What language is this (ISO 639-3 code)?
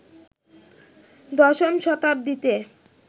ben